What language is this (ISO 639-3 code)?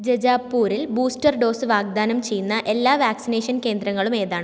mal